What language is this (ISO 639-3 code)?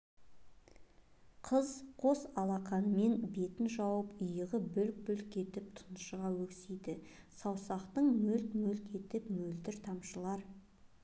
kaz